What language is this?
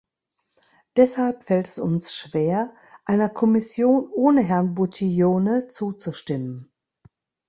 German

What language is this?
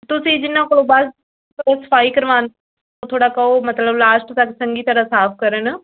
Punjabi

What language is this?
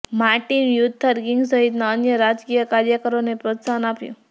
Gujarati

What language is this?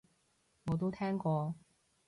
Cantonese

